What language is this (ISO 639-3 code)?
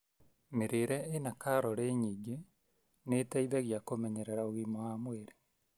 kik